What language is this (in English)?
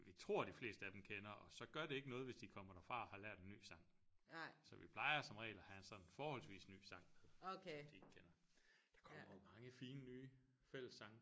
Danish